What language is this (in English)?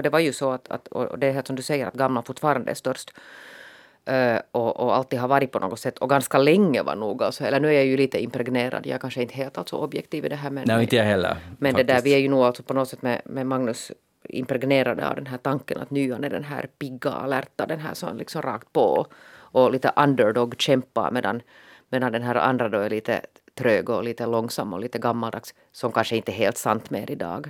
Swedish